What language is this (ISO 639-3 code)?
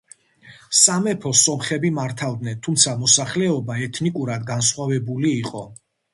kat